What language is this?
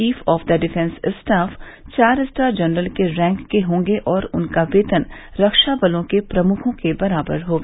Hindi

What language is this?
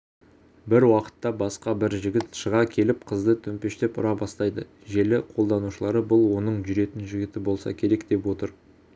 Kazakh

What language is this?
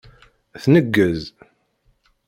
Kabyle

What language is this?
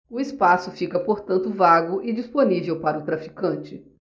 Portuguese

